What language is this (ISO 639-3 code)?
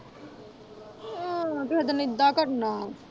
pan